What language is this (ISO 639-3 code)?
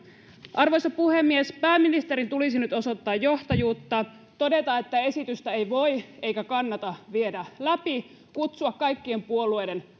fin